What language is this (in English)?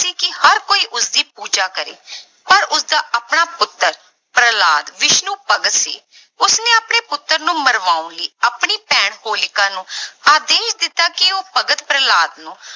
Punjabi